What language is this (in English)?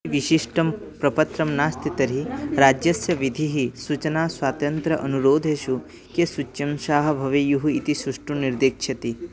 Sanskrit